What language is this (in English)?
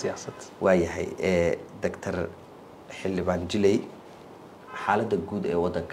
Arabic